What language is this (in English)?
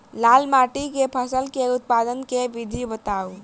Maithili